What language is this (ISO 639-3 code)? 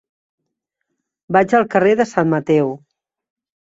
cat